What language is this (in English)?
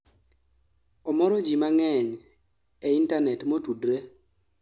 Luo (Kenya and Tanzania)